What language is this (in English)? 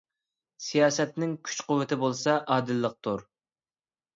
Uyghur